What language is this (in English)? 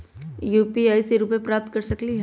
Magahi